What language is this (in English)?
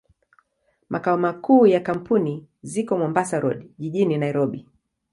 Swahili